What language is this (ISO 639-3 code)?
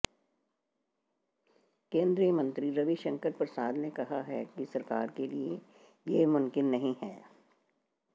hin